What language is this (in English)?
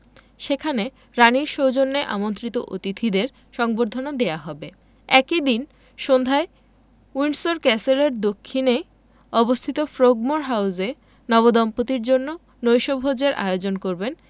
Bangla